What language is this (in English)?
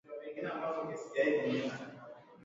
Swahili